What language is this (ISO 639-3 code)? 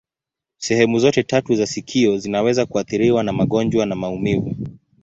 swa